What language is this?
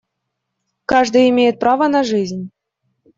Russian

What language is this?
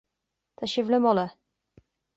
Irish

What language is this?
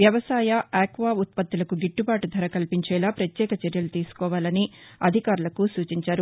Telugu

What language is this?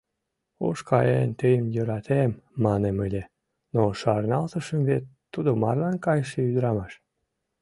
Mari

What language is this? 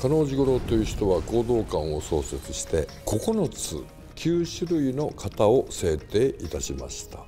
Japanese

